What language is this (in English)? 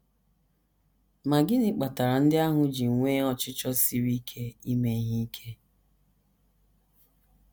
Igbo